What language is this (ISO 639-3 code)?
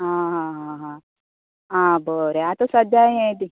kok